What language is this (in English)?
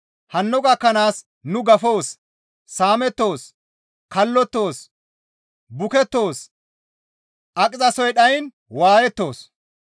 Gamo